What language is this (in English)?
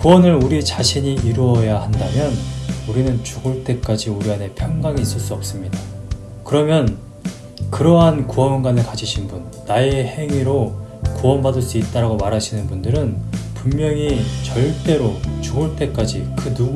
Korean